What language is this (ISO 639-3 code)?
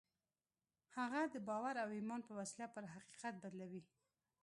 pus